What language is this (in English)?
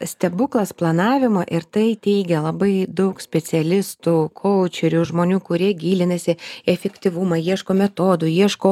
Lithuanian